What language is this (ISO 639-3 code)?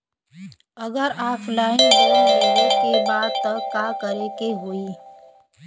bho